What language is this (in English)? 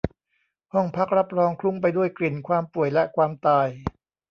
Thai